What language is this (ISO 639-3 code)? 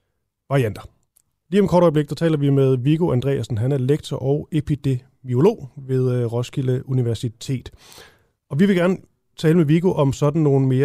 dan